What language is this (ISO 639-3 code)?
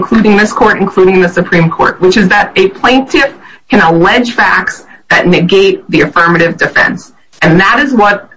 eng